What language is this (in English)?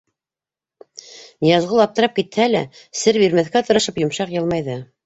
Bashkir